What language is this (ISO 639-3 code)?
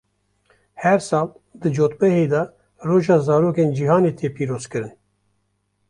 kur